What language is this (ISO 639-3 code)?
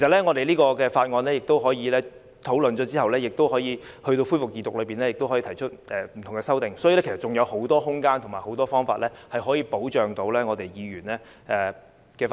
yue